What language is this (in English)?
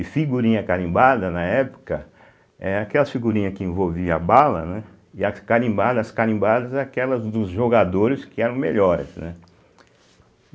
Portuguese